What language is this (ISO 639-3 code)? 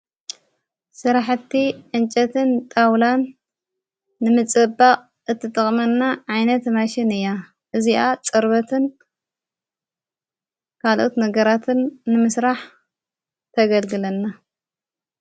tir